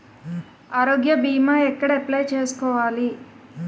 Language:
Telugu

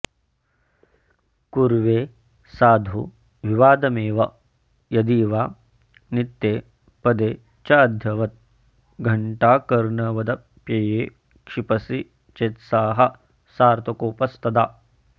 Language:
Sanskrit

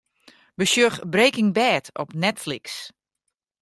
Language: Western Frisian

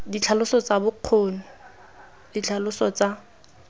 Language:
Tswana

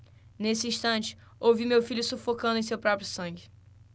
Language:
Portuguese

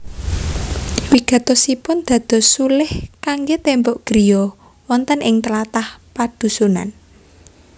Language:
Javanese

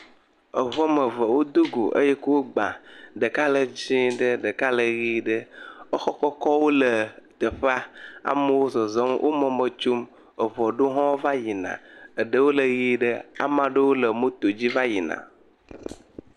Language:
Ewe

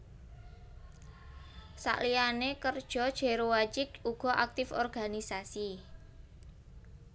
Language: Javanese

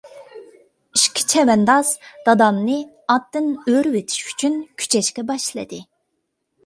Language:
Uyghur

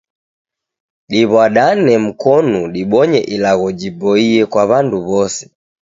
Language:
Taita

